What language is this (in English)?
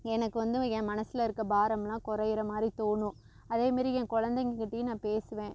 Tamil